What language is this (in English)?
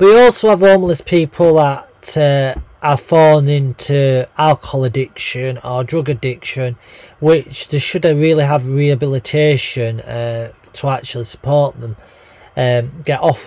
English